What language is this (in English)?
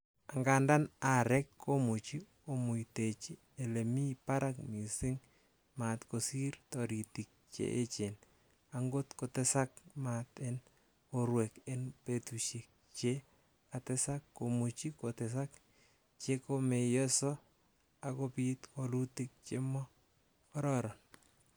Kalenjin